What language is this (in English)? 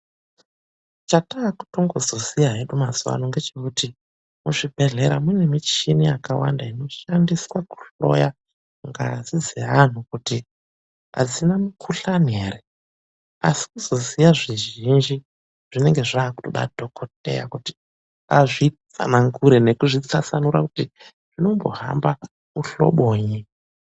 Ndau